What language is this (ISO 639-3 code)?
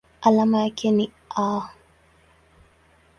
swa